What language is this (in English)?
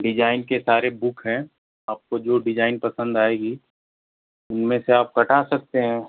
Hindi